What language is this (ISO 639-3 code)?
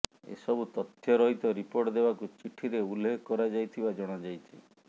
ori